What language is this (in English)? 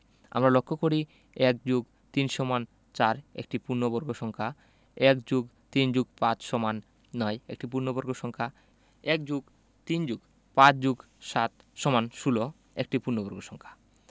Bangla